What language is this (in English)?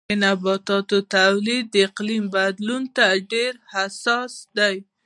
Pashto